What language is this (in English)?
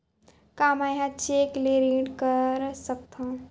Chhattisgarhi